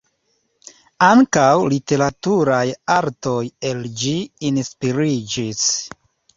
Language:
Esperanto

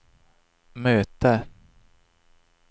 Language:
Swedish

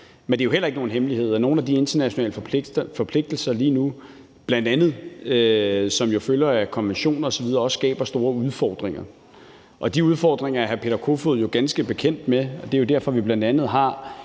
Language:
Danish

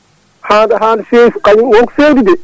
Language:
Fula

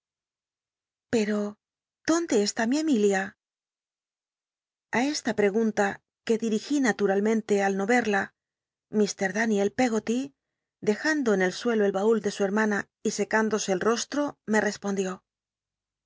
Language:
Spanish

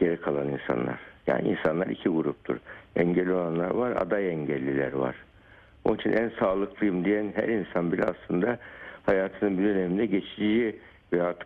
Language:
Turkish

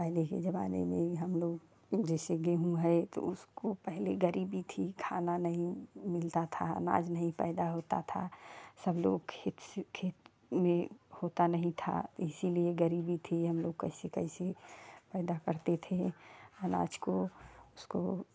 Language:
Hindi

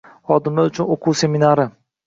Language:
Uzbek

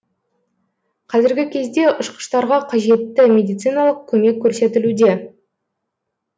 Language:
Kazakh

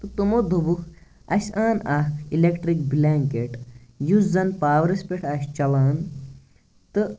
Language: Kashmiri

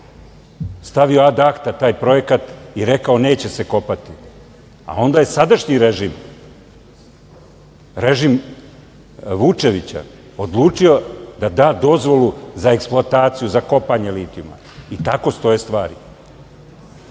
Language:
Serbian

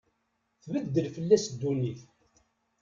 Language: Kabyle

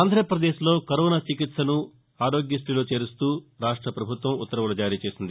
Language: Telugu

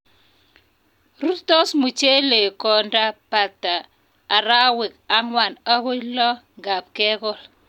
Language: Kalenjin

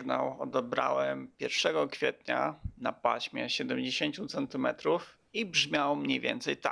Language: Polish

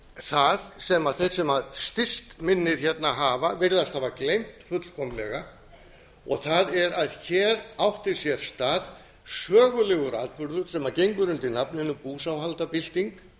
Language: Icelandic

